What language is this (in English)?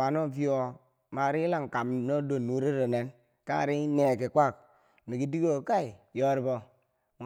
Bangwinji